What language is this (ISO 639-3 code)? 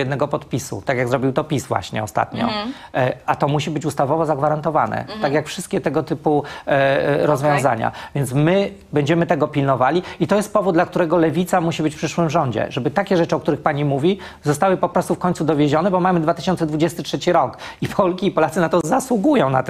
pol